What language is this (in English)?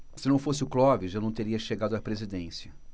Portuguese